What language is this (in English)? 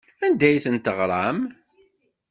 Kabyle